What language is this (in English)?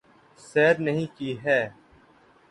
Urdu